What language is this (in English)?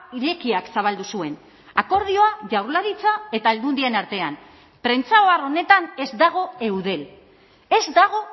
Basque